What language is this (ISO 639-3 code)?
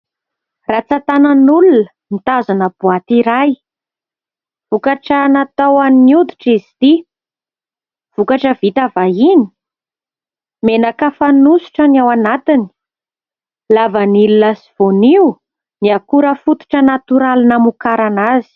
mlg